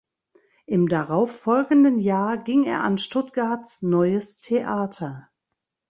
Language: German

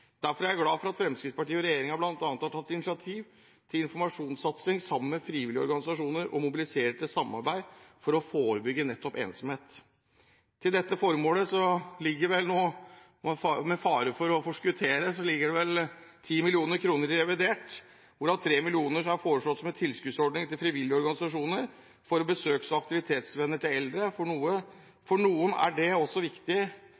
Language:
Norwegian Bokmål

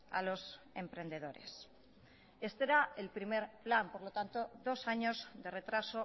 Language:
Spanish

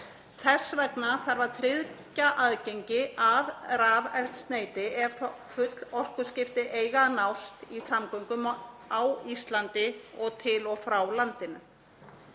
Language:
Icelandic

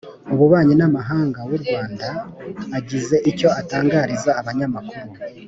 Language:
Kinyarwanda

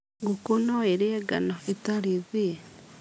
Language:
Kikuyu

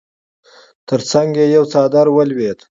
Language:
Pashto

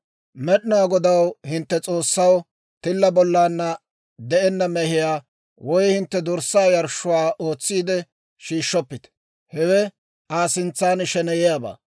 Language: Dawro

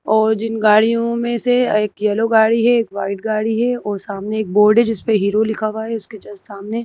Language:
Hindi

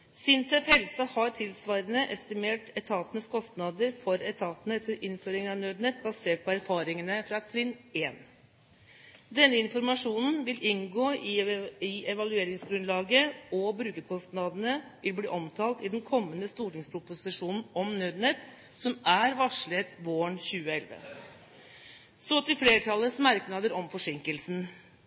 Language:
Norwegian Bokmål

